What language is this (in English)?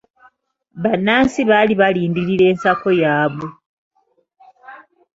Ganda